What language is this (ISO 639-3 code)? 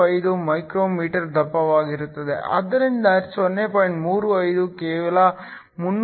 kan